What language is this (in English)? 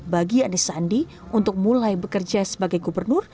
Indonesian